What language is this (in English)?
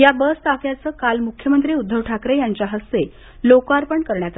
Marathi